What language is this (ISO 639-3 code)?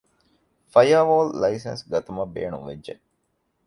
div